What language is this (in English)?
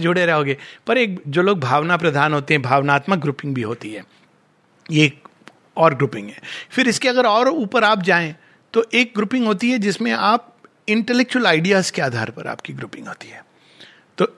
Hindi